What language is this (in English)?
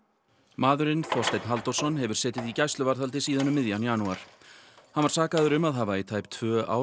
Icelandic